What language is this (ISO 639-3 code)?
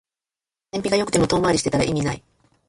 jpn